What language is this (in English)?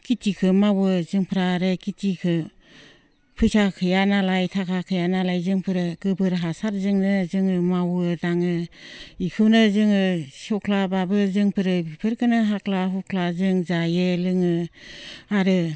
Bodo